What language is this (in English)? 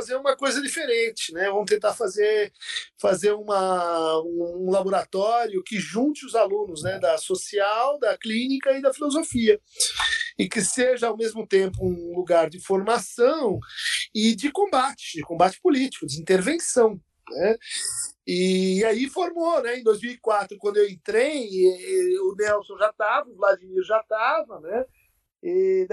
Portuguese